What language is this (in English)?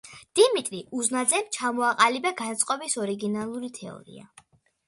Georgian